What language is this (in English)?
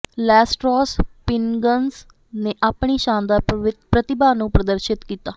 Punjabi